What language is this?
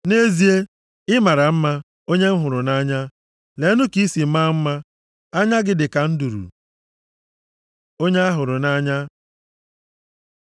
Igbo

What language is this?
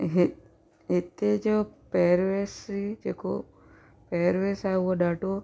Sindhi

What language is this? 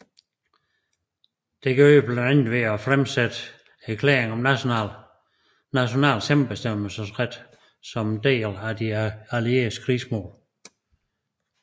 Danish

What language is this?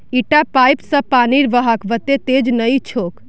Magahi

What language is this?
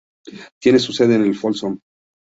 Spanish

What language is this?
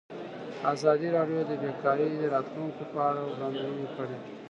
Pashto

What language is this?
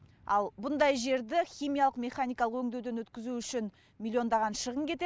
Kazakh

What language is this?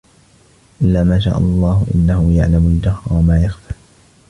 Arabic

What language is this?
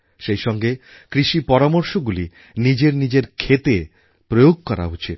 Bangla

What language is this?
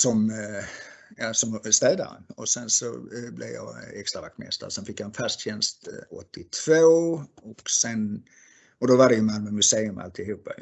Swedish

